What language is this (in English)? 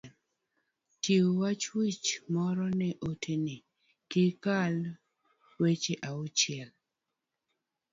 Luo (Kenya and Tanzania)